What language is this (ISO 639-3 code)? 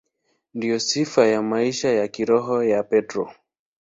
swa